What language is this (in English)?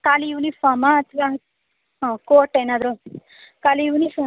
Kannada